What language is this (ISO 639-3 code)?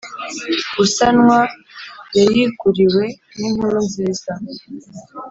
kin